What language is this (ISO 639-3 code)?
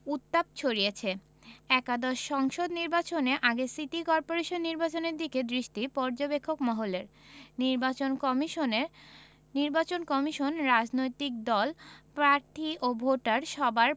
ben